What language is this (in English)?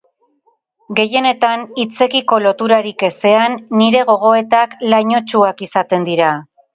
Basque